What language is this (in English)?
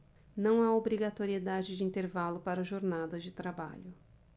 Portuguese